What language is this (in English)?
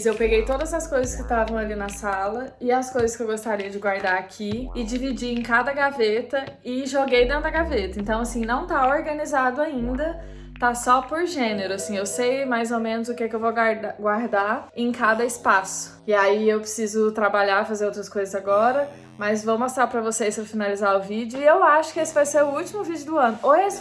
Portuguese